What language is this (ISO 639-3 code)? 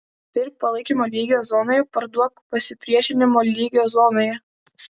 lit